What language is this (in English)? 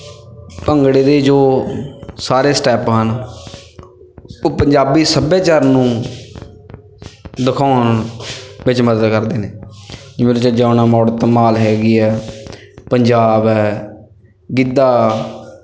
Punjabi